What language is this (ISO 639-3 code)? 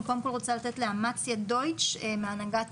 heb